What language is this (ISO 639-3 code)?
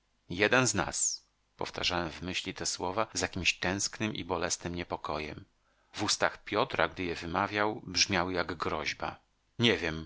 pol